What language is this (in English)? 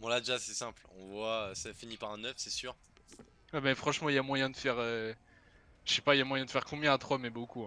French